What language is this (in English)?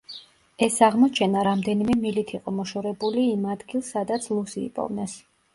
Georgian